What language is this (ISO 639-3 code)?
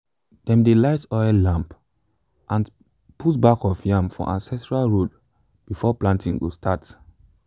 pcm